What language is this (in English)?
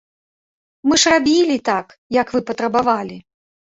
Belarusian